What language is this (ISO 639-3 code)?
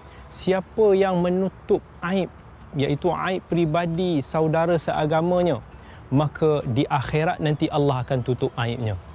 msa